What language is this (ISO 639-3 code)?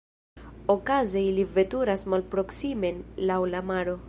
epo